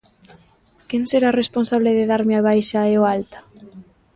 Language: Galician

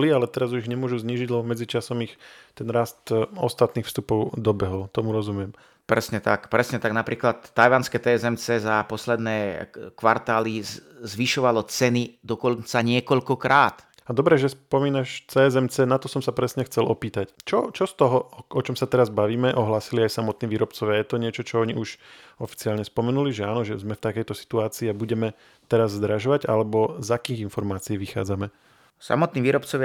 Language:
Slovak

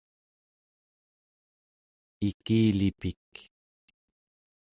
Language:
Central Yupik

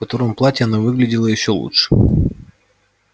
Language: Russian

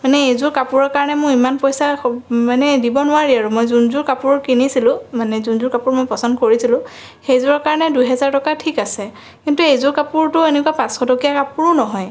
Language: Assamese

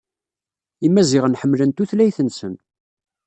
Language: Kabyle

